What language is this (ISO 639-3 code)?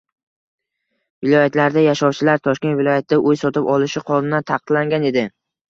uzb